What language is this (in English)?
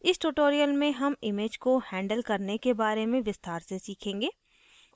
Hindi